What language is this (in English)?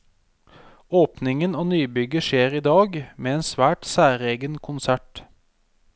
Norwegian